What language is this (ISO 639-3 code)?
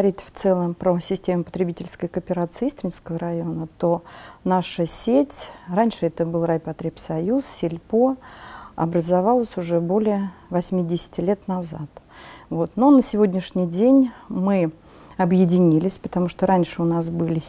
rus